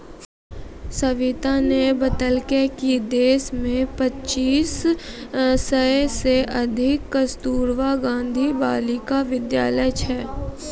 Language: Maithili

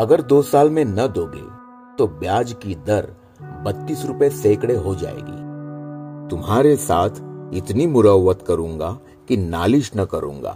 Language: Hindi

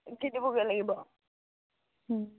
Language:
Assamese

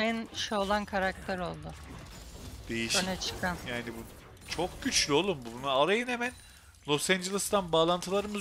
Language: Turkish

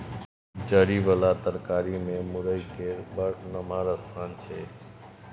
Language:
Maithili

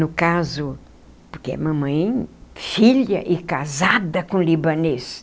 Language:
Portuguese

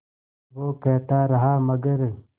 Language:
Hindi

